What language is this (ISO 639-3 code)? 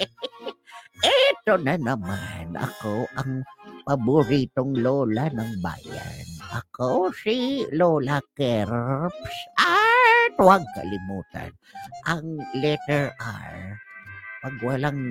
fil